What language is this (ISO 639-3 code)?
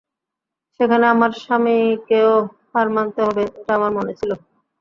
ben